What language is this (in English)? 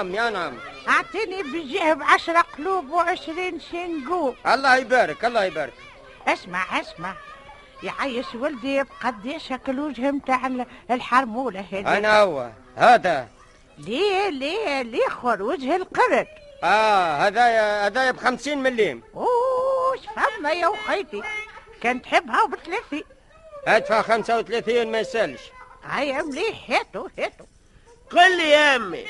Arabic